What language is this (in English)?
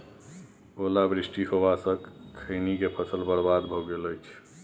Maithili